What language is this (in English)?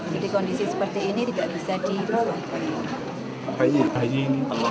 Indonesian